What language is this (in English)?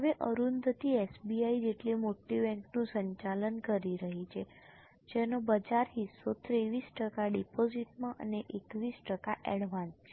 Gujarati